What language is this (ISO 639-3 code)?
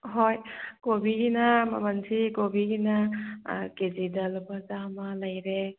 mni